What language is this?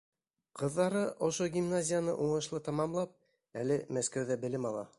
Bashkir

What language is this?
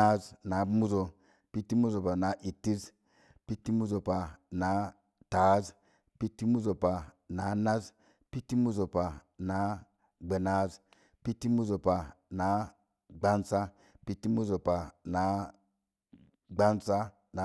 Mom Jango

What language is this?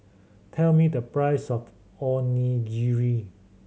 English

